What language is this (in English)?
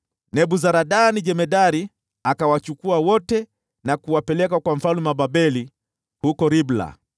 Swahili